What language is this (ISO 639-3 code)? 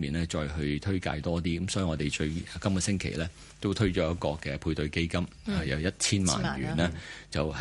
zho